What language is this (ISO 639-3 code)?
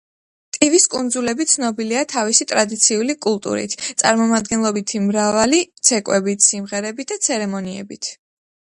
kat